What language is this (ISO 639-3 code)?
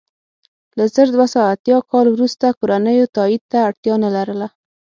pus